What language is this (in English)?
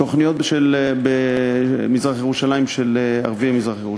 Hebrew